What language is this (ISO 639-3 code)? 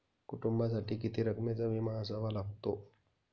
mar